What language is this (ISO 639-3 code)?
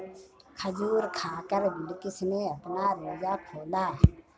hin